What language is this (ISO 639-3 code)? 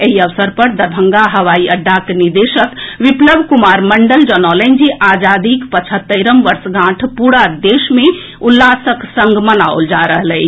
mai